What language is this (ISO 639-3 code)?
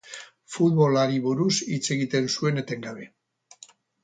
eus